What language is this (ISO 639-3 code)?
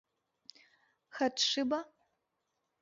chm